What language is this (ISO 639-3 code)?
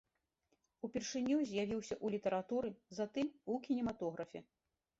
bel